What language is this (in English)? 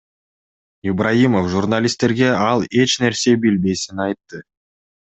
Kyrgyz